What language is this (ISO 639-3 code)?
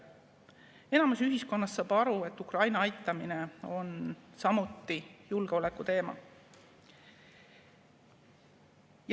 est